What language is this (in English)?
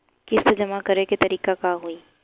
Bhojpuri